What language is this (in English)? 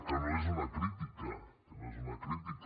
Catalan